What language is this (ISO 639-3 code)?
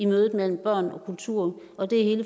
dan